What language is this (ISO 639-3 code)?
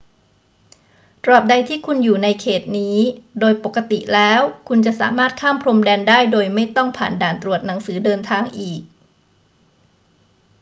tha